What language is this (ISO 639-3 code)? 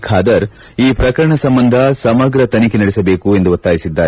kan